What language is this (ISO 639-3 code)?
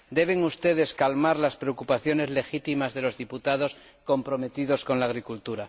spa